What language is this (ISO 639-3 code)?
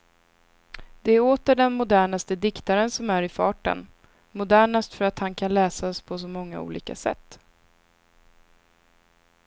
swe